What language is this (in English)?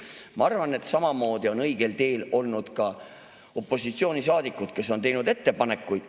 Estonian